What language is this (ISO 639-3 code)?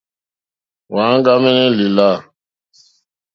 bri